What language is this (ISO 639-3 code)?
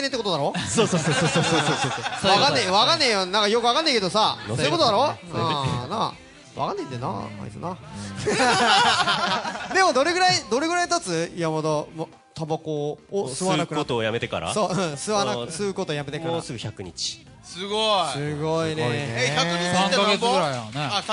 jpn